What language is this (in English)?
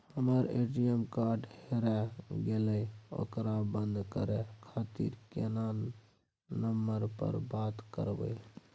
Maithili